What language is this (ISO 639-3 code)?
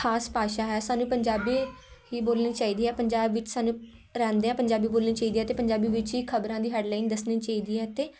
pan